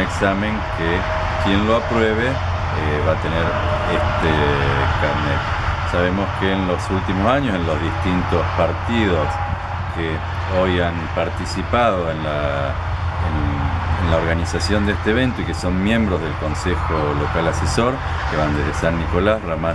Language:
Spanish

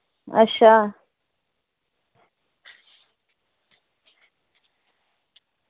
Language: Dogri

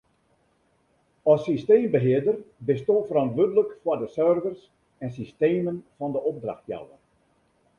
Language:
Western Frisian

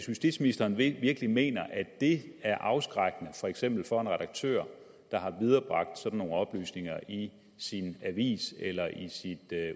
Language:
Danish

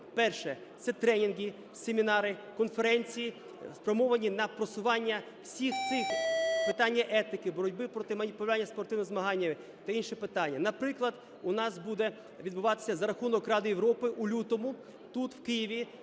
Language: Ukrainian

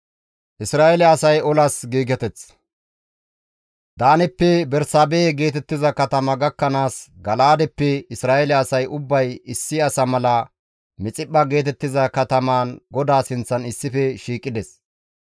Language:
Gamo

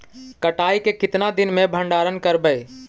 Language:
Magahi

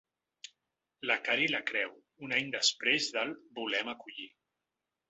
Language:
Catalan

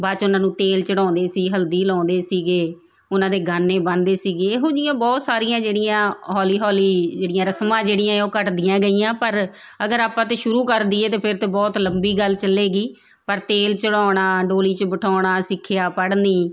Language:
Punjabi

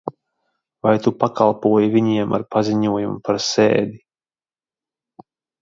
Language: Latvian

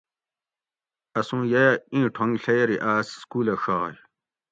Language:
Gawri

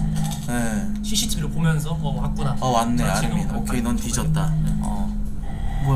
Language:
Korean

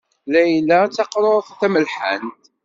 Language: Kabyle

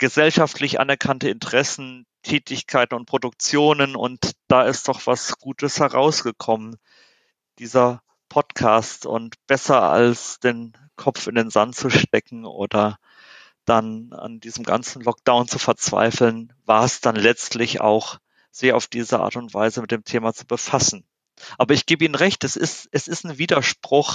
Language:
German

